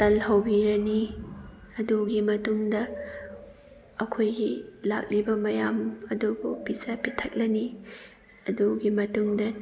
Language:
Manipuri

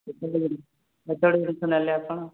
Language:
Odia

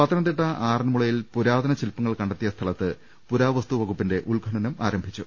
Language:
Malayalam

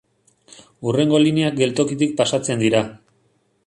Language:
Basque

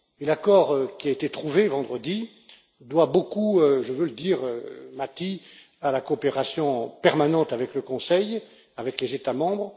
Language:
French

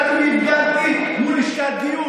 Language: Hebrew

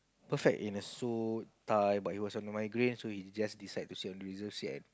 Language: English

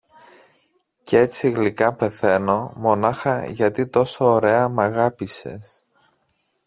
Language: Greek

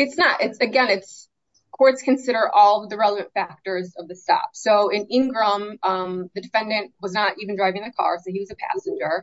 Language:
English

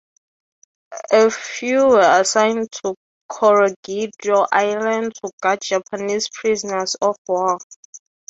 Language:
English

